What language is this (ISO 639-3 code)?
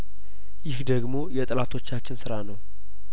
amh